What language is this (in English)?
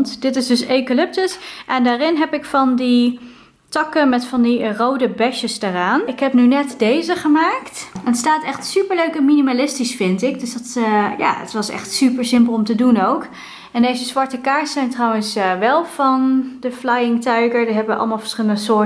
Dutch